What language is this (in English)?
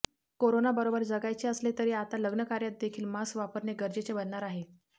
Marathi